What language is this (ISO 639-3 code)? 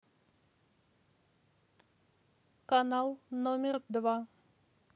rus